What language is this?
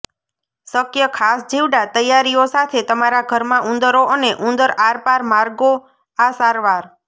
Gujarati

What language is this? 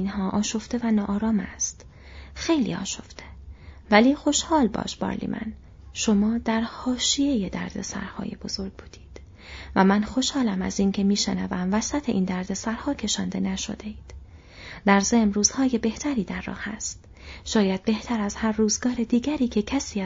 Persian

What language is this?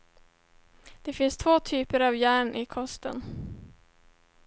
Swedish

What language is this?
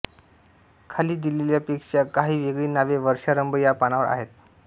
Marathi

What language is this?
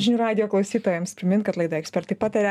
Lithuanian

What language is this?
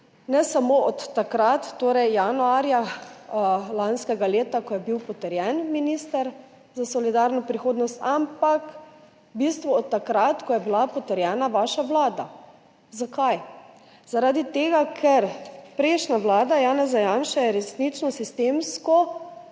Slovenian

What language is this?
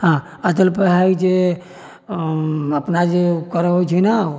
Maithili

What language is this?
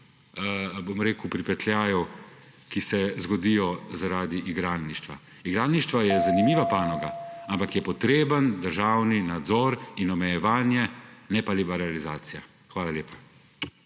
Slovenian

